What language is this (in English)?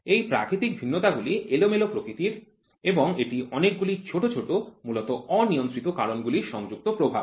Bangla